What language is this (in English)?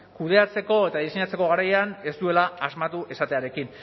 Basque